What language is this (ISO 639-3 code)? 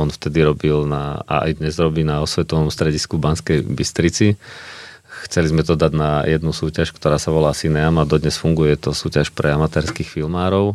slk